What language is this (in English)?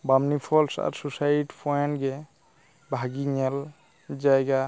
Santali